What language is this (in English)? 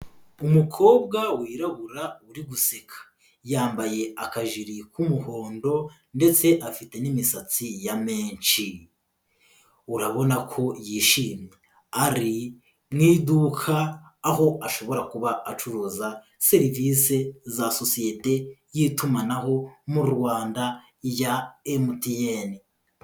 Kinyarwanda